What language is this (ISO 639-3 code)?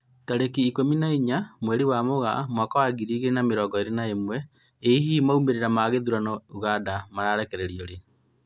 kik